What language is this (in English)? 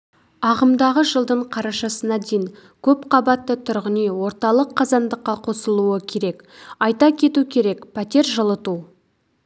Kazakh